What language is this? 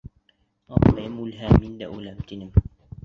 Bashkir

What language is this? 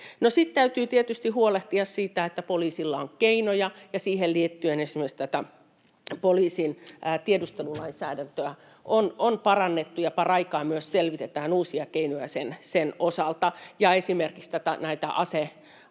Finnish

